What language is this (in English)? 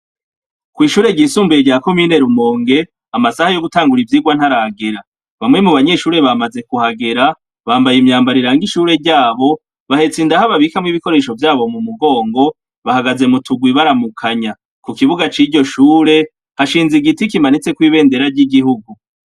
Rundi